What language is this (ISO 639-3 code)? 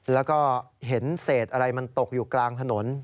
tha